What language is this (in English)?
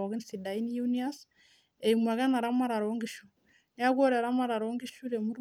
Masai